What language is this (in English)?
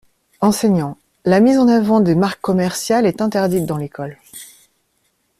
French